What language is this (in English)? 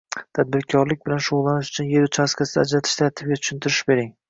Uzbek